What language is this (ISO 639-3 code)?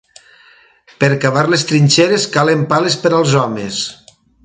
cat